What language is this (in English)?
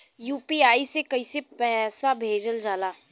Bhojpuri